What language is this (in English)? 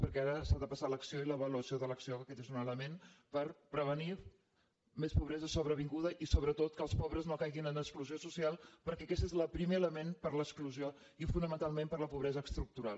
Catalan